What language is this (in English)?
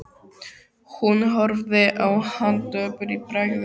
Icelandic